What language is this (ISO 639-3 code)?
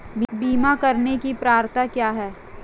hin